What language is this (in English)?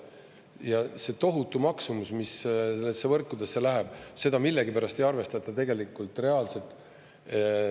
Estonian